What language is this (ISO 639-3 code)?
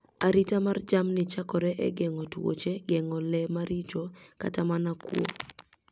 luo